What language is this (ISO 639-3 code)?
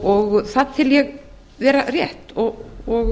isl